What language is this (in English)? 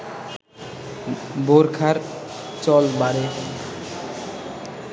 Bangla